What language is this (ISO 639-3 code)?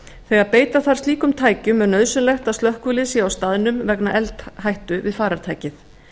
isl